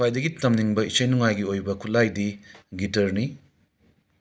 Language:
Manipuri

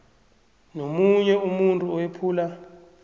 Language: South Ndebele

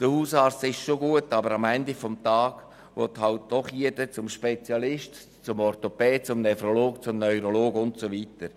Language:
Swiss German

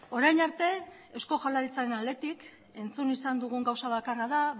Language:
Basque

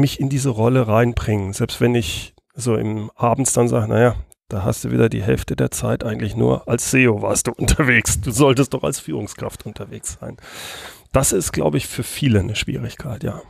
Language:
German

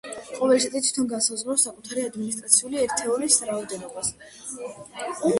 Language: Georgian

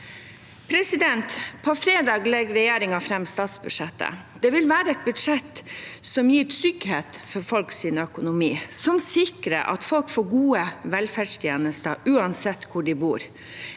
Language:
Norwegian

